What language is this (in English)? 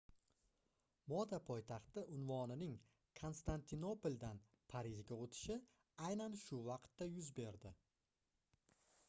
Uzbek